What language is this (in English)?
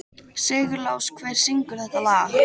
Icelandic